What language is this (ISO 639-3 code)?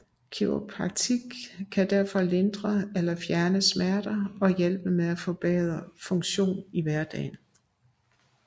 dan